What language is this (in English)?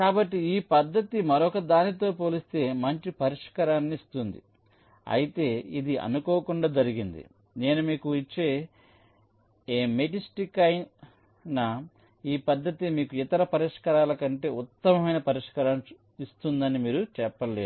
Telugu